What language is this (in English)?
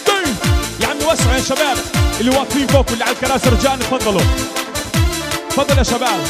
Arabic